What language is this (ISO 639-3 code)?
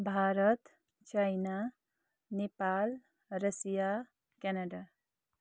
nep